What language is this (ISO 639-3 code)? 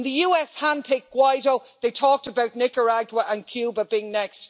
eng